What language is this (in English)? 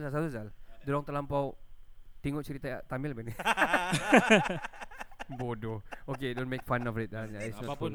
Malay